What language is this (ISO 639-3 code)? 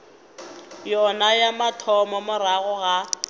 nso